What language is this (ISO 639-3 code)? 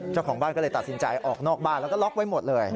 tha